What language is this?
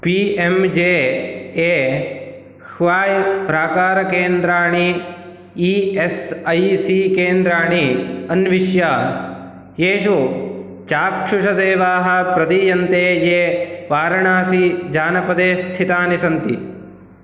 Sanskrit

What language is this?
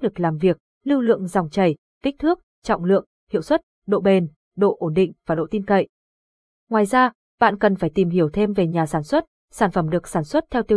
Vietnamese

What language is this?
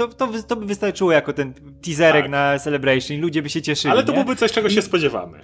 Polish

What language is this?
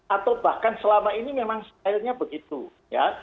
Indonesian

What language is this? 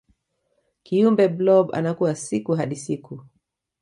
Swahili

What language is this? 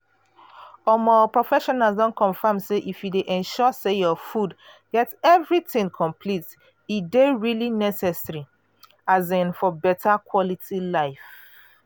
Nigerian Pidgin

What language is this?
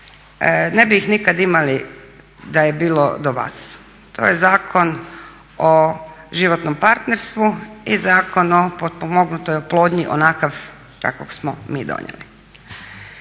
Croatian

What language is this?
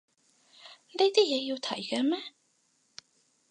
Cantonese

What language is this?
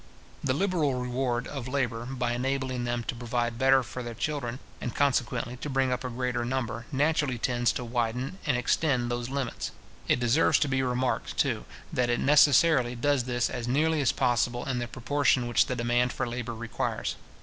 English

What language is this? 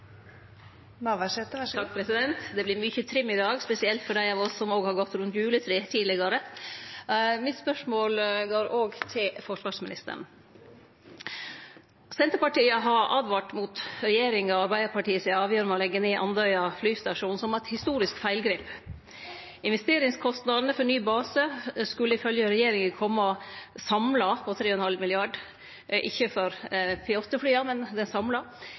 Norwegian Nynorsk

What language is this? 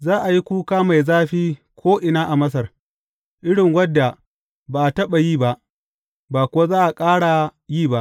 Hausa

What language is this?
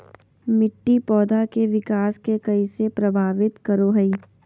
Magahi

